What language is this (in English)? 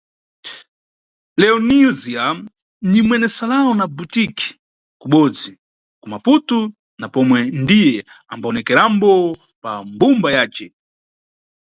Nyungwe